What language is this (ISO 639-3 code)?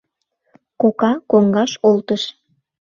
chm